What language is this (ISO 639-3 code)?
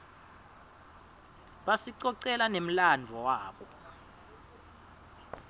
ssw